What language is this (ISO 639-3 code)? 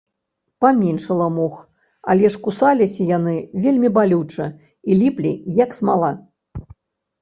bel